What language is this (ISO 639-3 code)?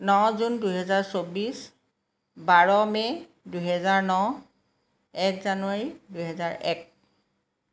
asm